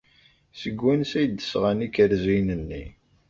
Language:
Kabyle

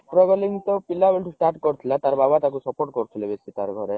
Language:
Odia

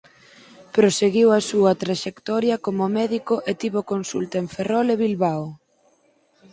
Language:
Galician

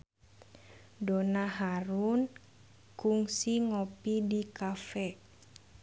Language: Sundanese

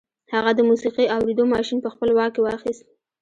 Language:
Pashto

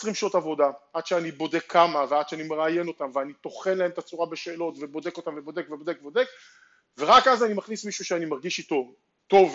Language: Hebrew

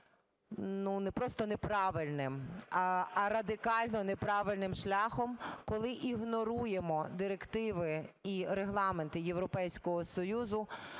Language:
Ukrainian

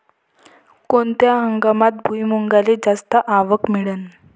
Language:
Marathi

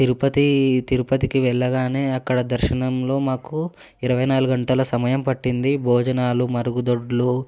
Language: Telugu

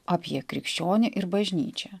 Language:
Lithuanian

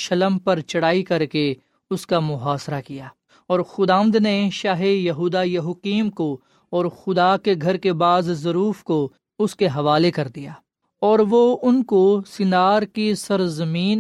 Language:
Urdu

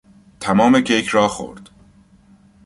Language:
Persian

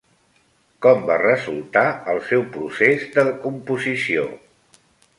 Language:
Catalan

